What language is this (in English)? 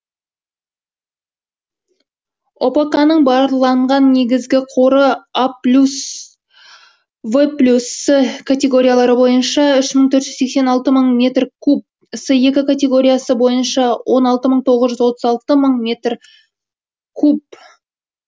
Kazakh